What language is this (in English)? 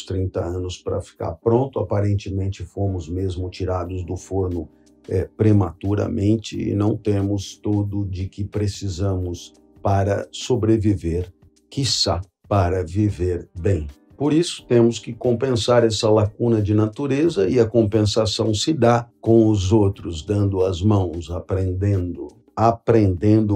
Portuguese